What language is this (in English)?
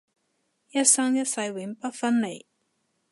Cantonese